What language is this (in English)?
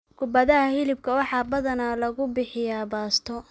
Somali